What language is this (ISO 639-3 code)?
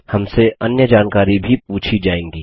hin